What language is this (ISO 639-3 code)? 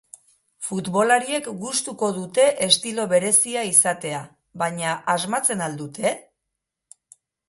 eus